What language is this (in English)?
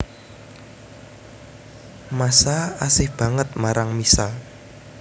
Javanese